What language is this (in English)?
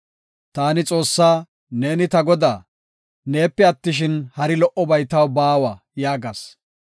Gofa